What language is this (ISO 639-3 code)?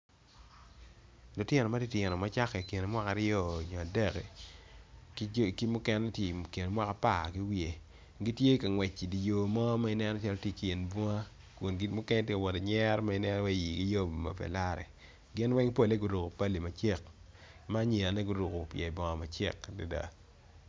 ach